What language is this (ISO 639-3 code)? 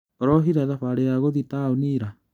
kik